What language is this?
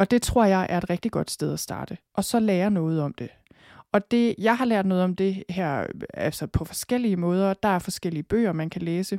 Danish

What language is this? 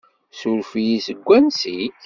Kabyle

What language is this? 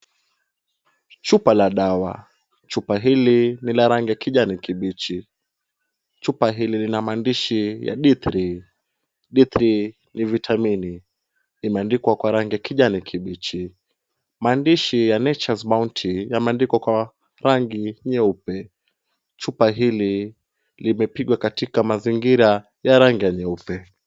Swahili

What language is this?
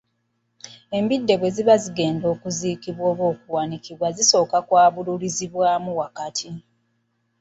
Ganda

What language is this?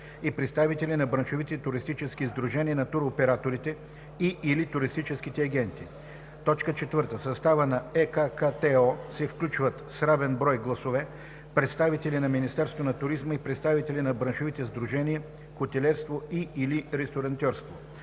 Bulgarian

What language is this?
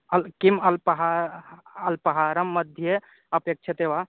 Sanskrit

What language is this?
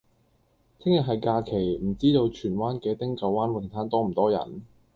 Cantonese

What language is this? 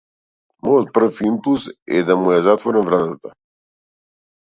Macedonian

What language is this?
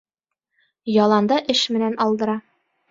Bashkir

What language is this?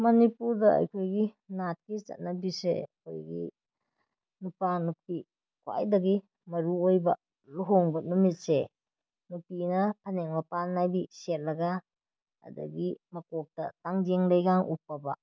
Manipuri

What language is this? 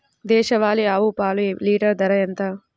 Telugu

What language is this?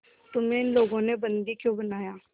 Hindi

